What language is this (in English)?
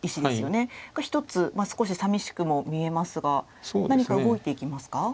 Japanese